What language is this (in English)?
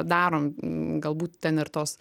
Lithuanian